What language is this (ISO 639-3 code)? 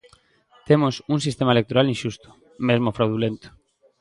glg